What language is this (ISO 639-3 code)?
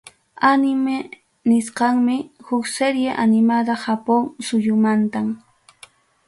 quy